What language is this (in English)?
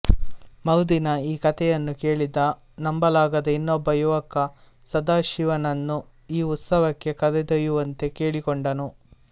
Kannada